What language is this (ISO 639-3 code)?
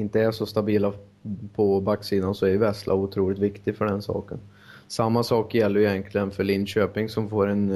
swe